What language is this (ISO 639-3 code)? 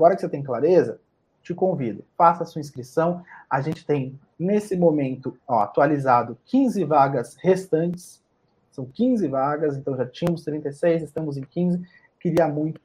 por